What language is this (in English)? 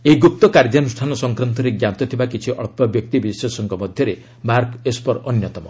Odia